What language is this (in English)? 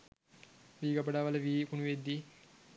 Sinhala